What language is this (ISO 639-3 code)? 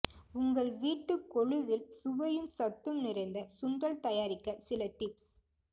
tam